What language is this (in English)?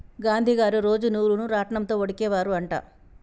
Telugu